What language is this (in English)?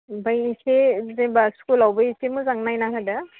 Bodo